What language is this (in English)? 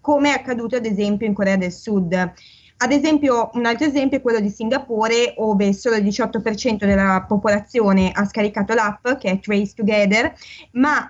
Italian